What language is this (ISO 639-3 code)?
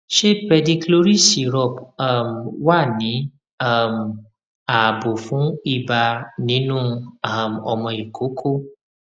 yor